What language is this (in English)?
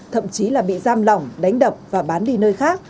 Vietnamese